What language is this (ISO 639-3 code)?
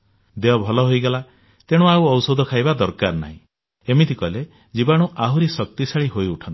ori